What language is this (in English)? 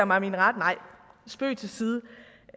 Danish